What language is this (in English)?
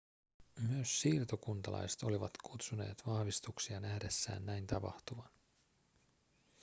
Finnish